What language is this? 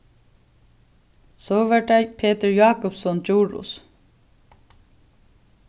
Faroese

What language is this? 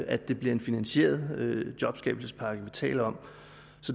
Danish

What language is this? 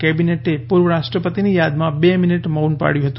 Gujarati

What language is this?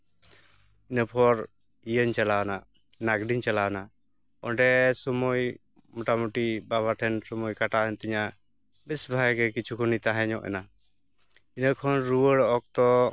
Santali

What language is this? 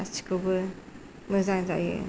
Bodo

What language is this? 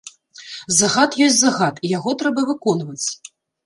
Belarusian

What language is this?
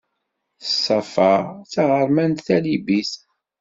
Kabyle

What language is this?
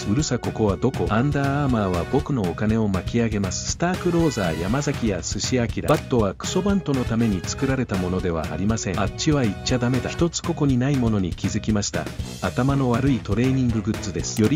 Japanese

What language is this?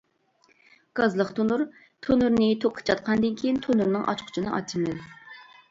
Uyghur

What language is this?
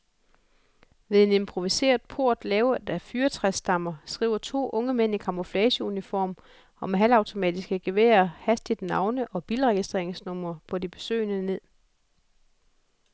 Danish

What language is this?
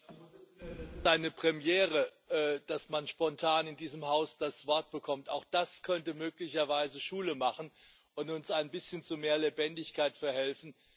German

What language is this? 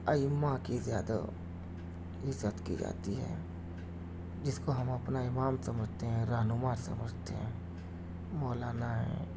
Urdu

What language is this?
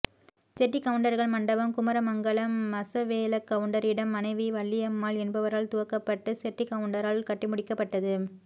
Tamil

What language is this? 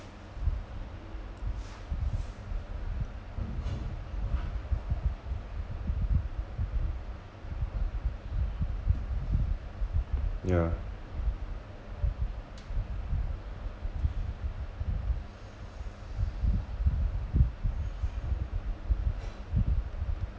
English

